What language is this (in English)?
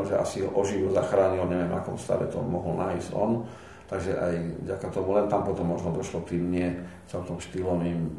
Slovak